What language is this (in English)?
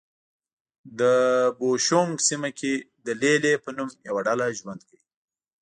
Pashto